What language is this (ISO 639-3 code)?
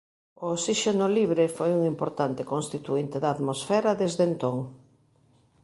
glg